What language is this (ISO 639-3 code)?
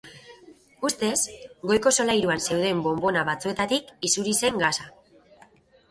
eus